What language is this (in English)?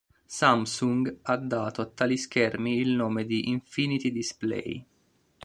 Italian